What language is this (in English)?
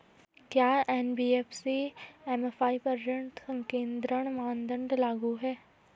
Hindi